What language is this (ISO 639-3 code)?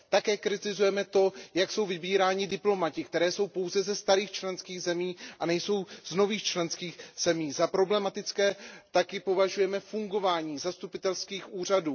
ces